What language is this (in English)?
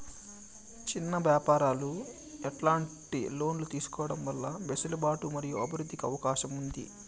Telugu